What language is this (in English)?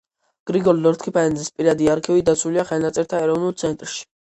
Georgian